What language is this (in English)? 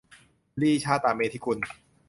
Thai